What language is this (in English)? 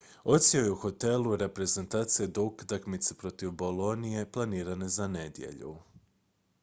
Croatian